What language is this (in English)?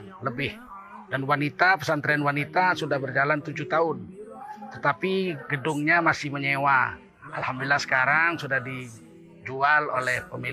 Indonesian